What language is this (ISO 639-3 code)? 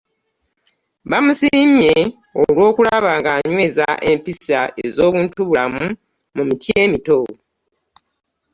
lug